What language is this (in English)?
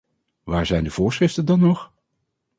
Dutch